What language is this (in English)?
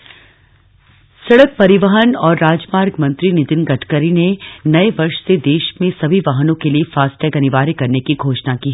Hindi